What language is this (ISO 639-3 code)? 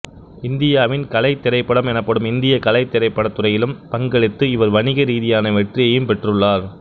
tam